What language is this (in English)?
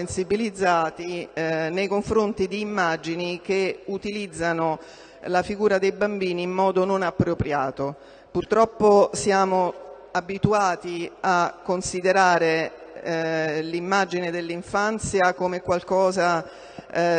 Italian